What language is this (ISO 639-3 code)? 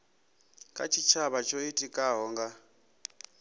ven